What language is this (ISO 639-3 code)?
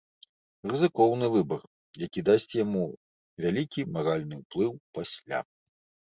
bel